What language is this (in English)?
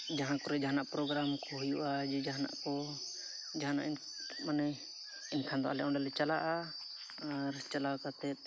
Santali